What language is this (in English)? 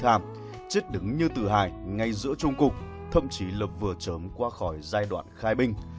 Vietnamese